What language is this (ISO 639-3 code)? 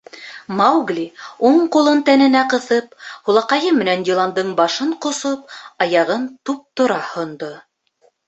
bak